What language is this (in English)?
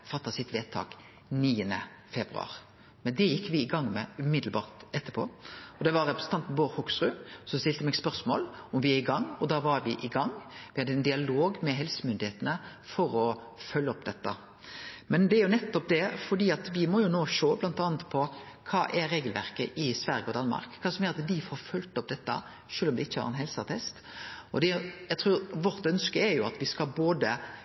Norwegian Nynorsk